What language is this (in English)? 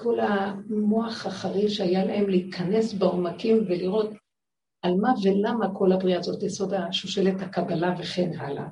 Hebrew